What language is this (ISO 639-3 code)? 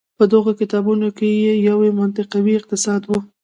pus